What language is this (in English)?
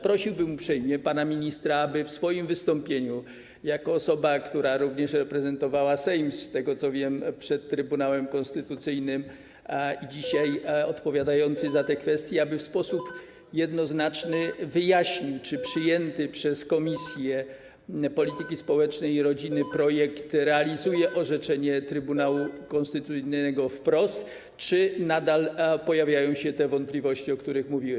Polish